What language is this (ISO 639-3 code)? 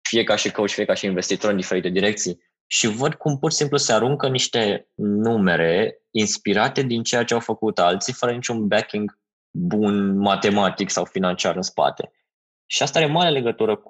ron